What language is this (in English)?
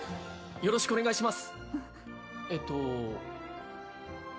Japanese